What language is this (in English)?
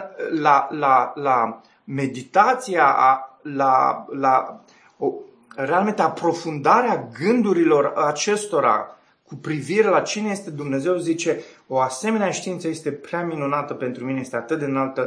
Romanian